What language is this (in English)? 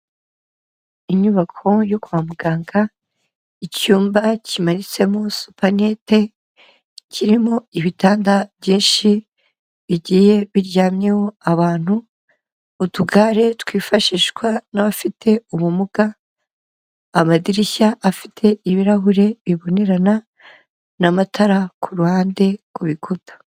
Kinyarwanda